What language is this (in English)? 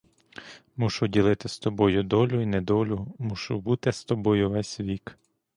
Ukrainian